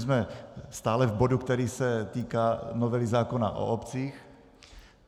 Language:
Czech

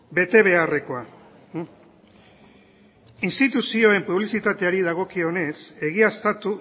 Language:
Basque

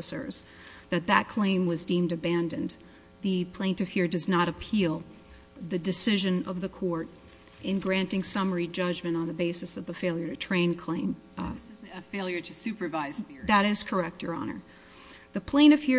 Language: English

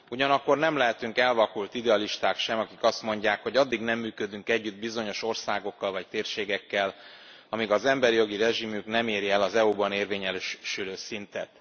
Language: Hungarian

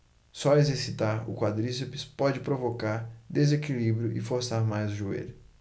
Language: Portuguese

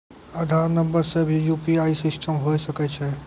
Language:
Maithili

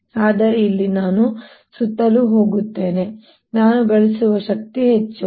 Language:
Kannada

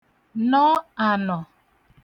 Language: Igbo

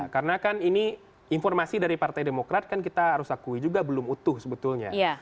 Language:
Indonesian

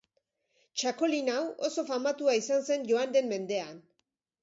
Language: Basque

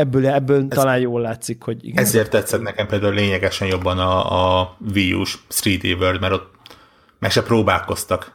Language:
Hungarian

